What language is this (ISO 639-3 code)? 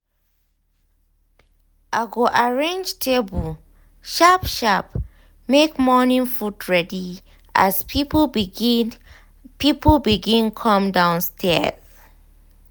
pcm